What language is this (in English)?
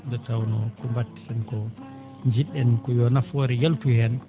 Fula